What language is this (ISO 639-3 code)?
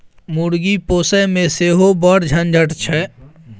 mai